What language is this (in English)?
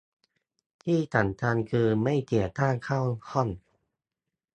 Thai